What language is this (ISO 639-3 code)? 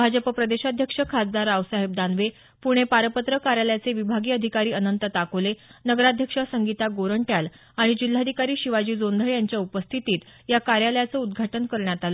mar